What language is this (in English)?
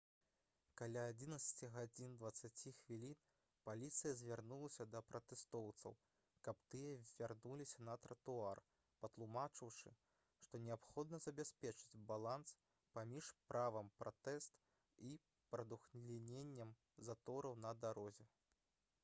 Belarusian